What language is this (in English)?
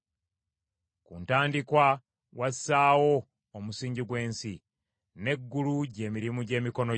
Ganda